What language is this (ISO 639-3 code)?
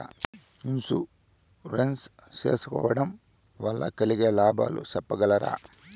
tel